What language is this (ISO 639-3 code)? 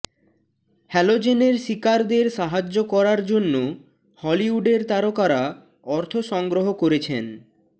ben